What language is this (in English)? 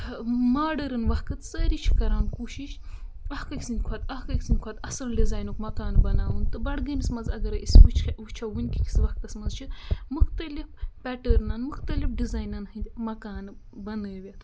Kashmiri